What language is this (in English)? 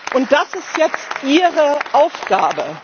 German